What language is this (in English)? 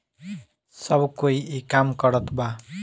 Bhojpuri